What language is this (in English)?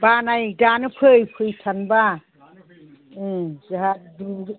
Bodo